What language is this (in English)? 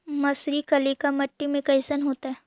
Magahi